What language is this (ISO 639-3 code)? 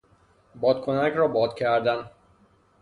fas